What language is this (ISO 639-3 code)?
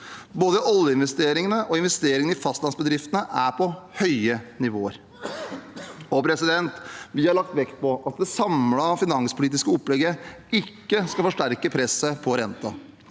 nor